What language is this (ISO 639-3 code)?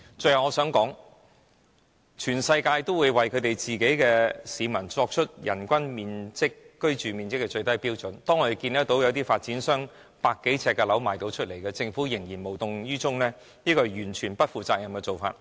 yue